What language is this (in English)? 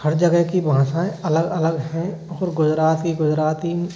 Hindi